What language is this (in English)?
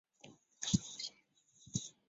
Chinese